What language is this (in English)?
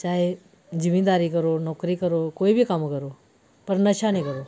Dogri